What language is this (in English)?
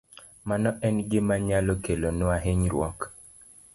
Luo (Kenya and Tanzania)